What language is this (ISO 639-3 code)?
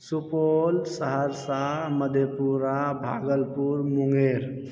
mai